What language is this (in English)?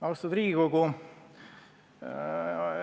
Estonian